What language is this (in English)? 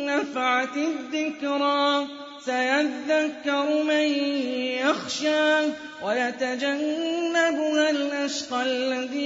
Arabic